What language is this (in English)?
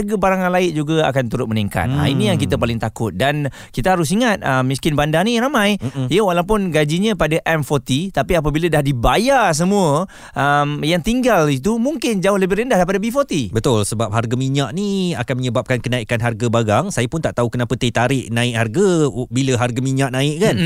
Malay